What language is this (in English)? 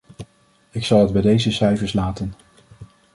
Dutch